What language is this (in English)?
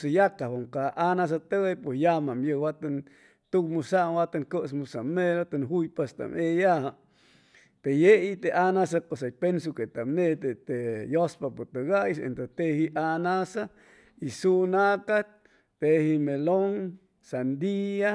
Chimalapa Zoque